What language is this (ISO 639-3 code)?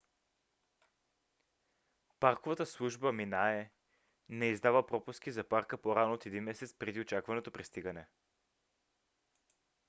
bul